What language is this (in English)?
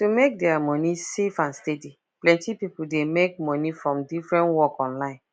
Nigerian Pidgin